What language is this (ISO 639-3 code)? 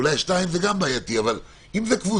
heb